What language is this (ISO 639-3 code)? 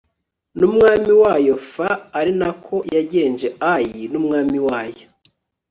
kin